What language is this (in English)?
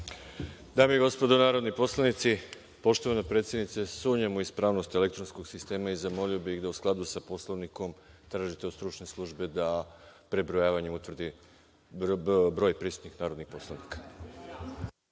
Serbian